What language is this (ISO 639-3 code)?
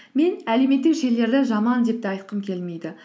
kaz